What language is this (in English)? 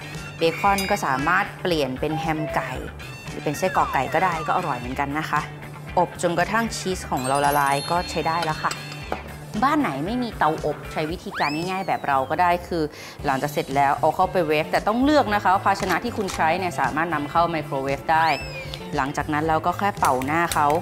Thai